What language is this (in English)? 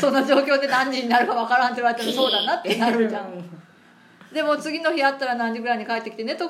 Japanese